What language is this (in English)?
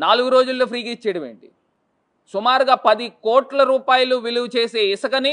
Telugu